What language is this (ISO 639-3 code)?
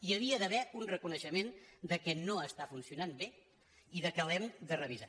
cat